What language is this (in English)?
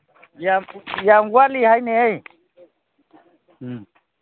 Manipuri